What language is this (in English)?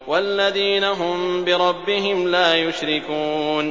Arabic